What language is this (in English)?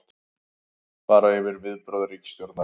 Icelandic